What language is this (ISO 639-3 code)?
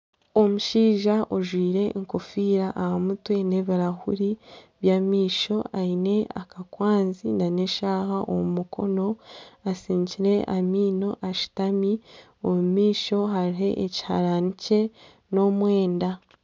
nyn